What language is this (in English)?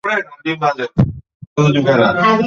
Bangla